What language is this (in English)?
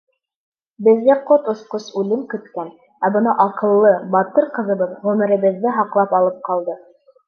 Bashkir